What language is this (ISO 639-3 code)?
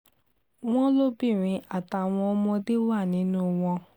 yor